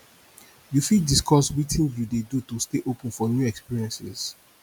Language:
Nigerian Pidgin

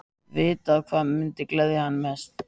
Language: Icelandic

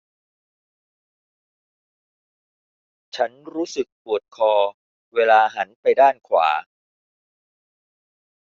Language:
Thai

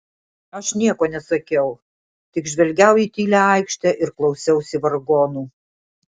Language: Lithuanian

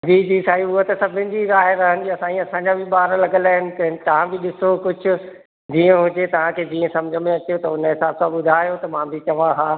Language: Sindhi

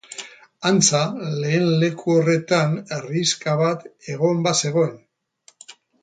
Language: Basque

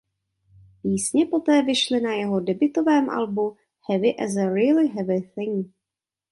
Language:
Czech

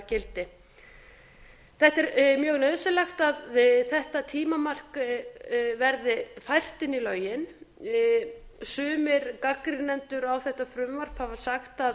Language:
Icelandic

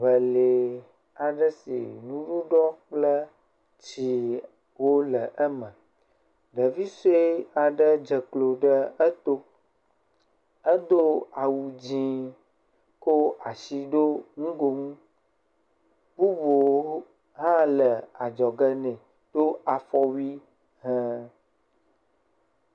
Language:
Ewe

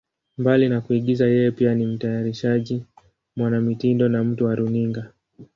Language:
Swahili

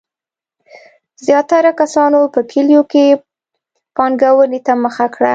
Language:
Pashto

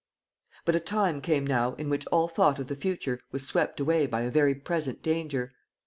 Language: English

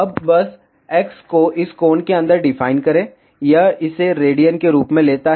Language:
Hindi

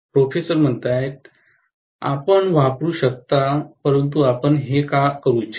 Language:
Marathi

